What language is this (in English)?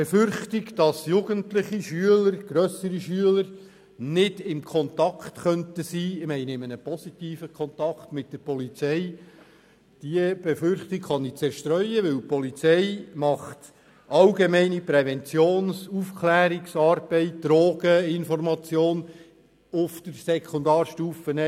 Swiss German